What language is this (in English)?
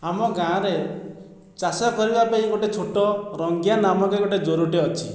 Odia